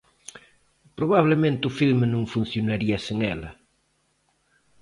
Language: Galician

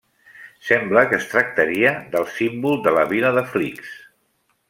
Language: Catalan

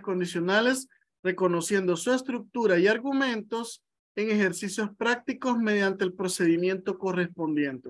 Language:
Spanish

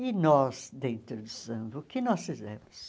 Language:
Portuguese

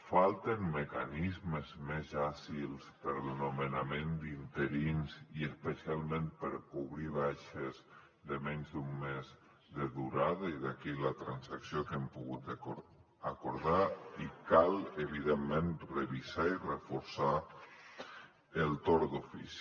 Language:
Catalan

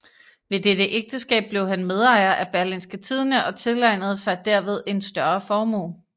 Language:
Danish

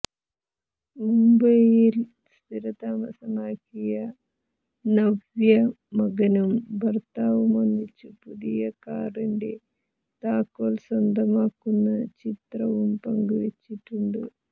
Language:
Malayalam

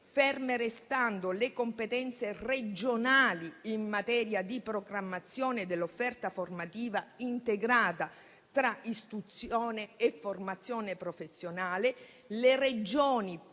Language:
Italian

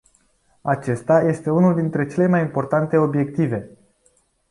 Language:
Romanian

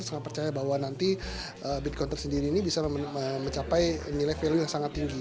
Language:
Indonesian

